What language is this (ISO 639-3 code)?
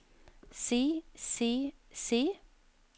nor